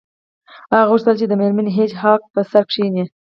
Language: Pashto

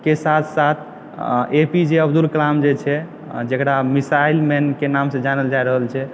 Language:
Maithili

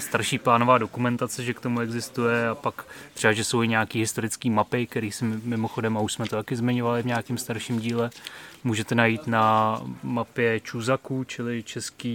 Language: Czech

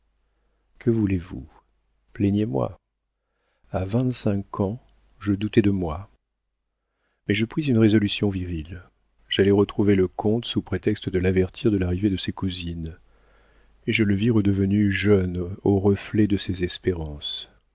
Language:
French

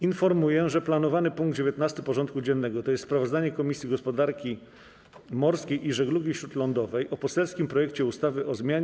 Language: Polish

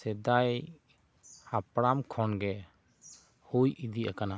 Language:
Santali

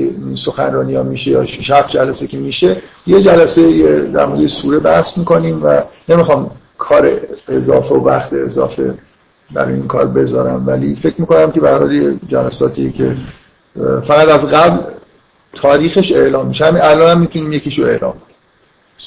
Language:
Persian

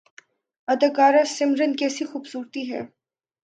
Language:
Urdu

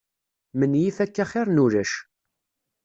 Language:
Kabyle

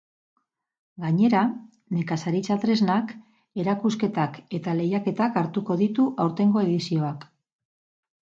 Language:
Basque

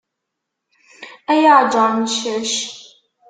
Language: Kabyle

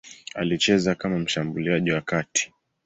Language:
Swahili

